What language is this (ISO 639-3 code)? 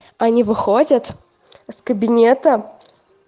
rus